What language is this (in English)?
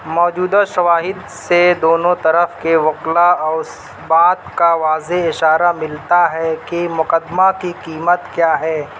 Urdu